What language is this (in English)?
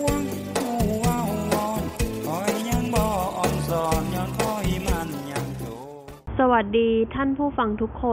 Thai